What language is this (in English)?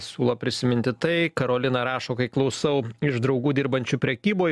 Lithuanian